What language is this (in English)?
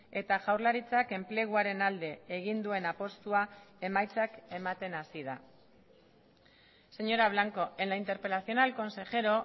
Basque